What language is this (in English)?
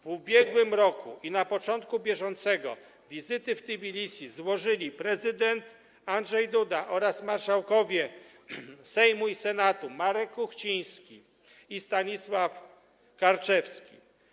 Polish